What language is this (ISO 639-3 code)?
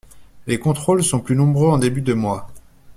fra